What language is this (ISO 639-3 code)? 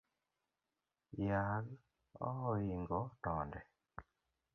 luo